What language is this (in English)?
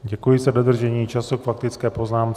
Czech